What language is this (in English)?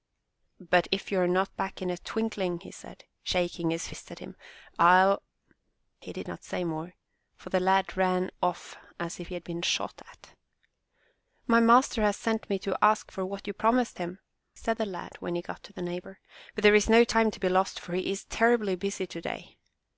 English